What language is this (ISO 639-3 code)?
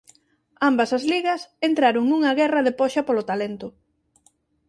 glg